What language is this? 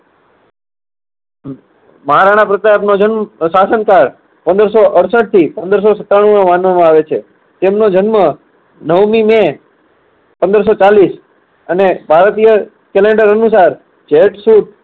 Gujarati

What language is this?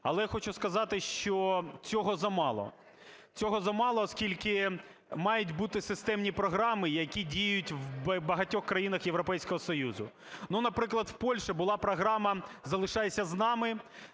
Ukrainian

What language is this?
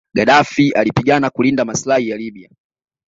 Swahili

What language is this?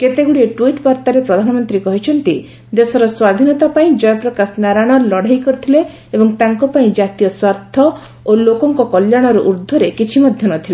Odia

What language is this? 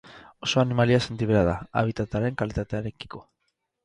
Basque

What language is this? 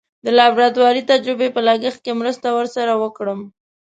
Pashto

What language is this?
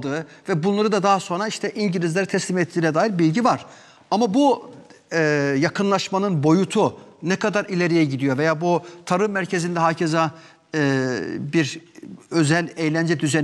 Turkish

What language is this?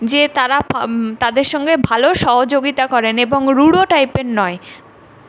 Bangla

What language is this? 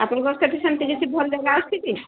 Odia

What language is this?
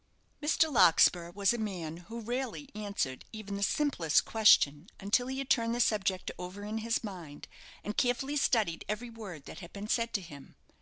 English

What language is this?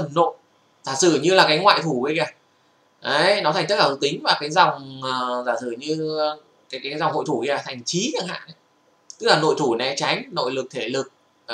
Vietnamese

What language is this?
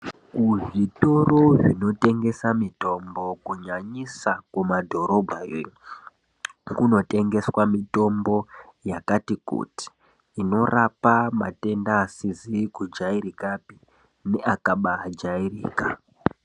Ndau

